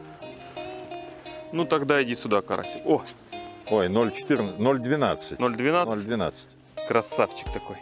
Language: Russian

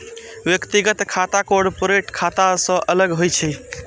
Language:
Maithili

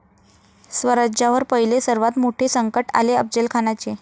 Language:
Marathi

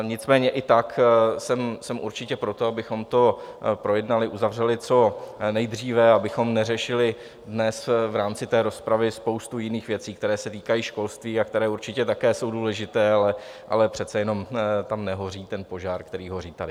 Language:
Czech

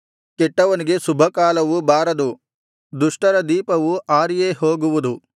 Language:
Kannada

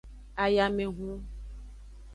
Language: Aja (Benin)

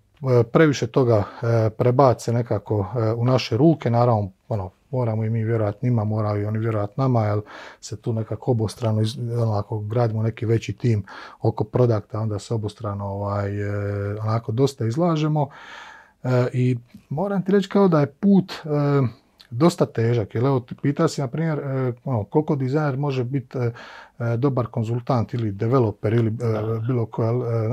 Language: Croatian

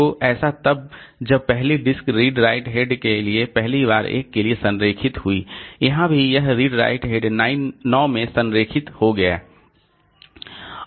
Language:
Hindi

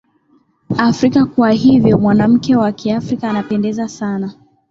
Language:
Swahili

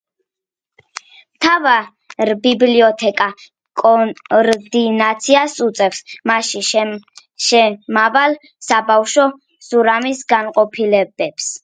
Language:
Georgian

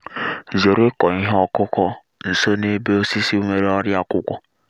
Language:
Igbo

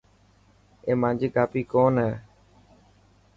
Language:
Dhatki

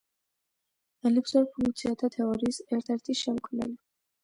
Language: Georgian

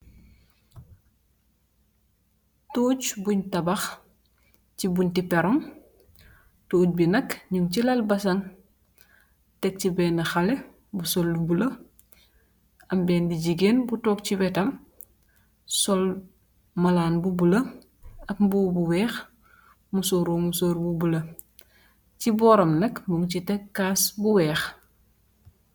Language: Wolof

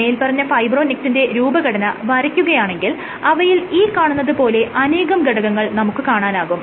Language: Malayalam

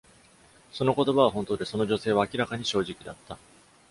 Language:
Japanese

